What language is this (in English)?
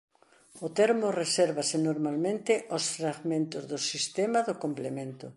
Galician